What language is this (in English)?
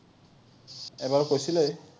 Assamese